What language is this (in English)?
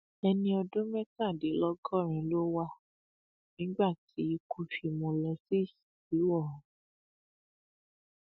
Yoruba